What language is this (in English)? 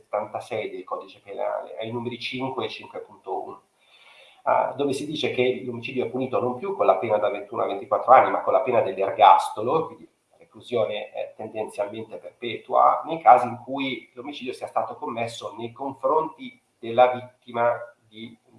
Italian